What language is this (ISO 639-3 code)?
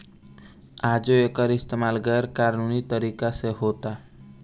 bho